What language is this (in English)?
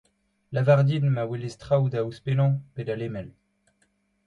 Breton